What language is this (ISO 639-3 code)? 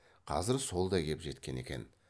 kaz